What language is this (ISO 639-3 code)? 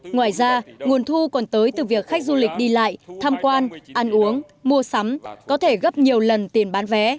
vie